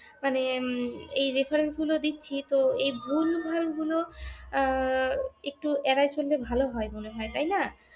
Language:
Bangla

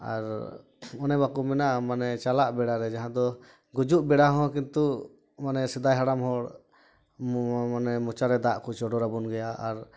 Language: Santali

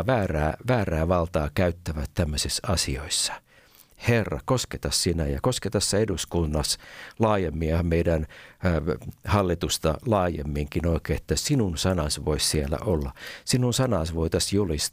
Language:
Finnish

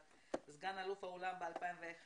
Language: Hebrew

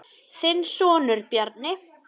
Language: Icelandic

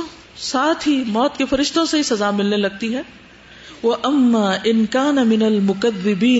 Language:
Urdu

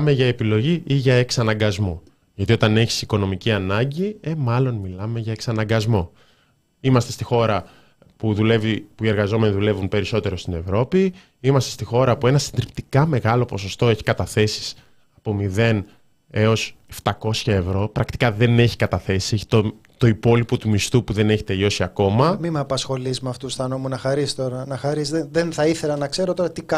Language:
Greek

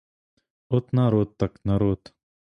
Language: Ukrainian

